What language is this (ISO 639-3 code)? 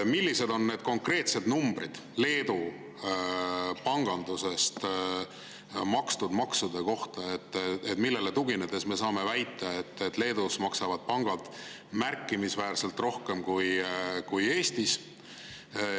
est